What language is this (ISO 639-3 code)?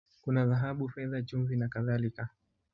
swa